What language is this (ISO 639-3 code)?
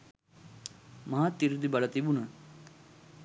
sin